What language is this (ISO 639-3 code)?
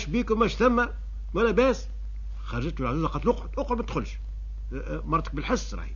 ara